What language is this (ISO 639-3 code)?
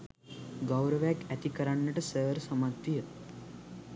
sin